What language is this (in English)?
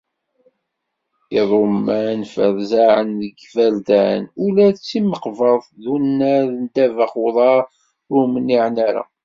Kabyle